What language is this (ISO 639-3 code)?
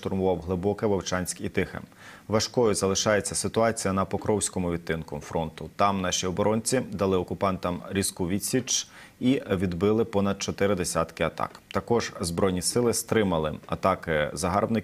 ukr